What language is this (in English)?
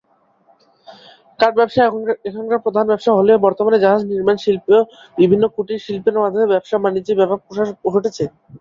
Bangla